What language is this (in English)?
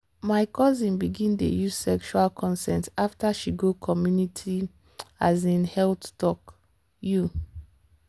Nigerian Pidgin